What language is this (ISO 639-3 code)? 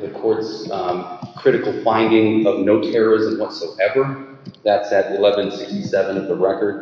eng